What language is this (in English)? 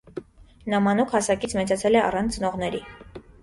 Armenian